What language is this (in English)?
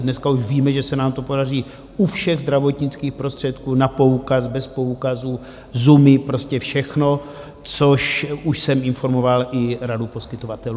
Czech